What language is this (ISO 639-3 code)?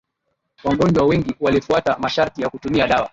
swa